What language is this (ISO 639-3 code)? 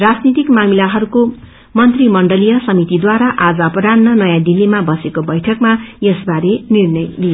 nep